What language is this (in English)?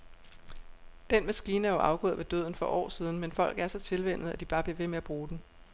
Danish